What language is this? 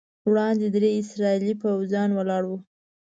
Pashto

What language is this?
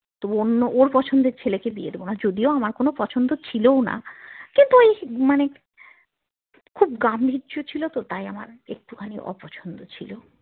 Bangla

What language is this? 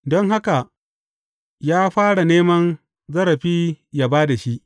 Hausa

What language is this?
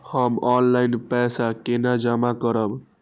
Maithili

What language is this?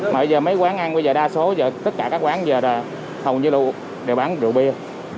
Vietnamese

